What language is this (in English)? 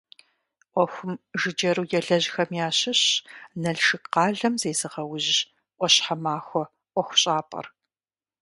Kabardian